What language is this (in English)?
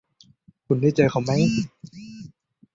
Thai